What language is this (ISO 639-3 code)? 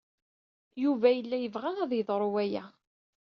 kab